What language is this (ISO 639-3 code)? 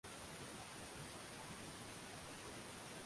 swa